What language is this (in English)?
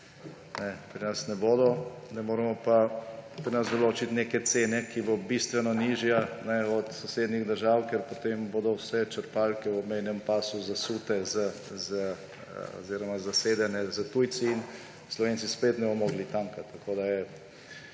Slovenian